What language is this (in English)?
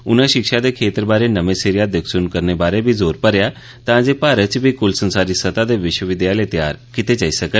Dogri